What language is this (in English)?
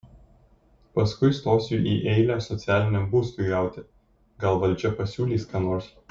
Lithuanian